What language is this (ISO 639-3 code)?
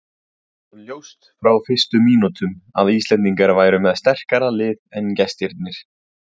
isl